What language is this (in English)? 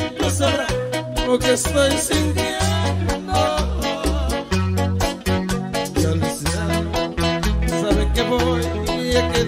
Arabic